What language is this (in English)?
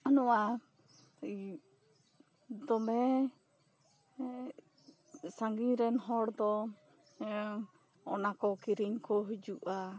Santali